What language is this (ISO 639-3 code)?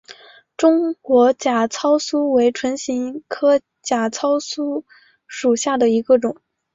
zho